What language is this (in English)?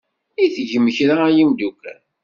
Kabyle